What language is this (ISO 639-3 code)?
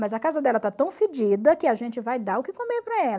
por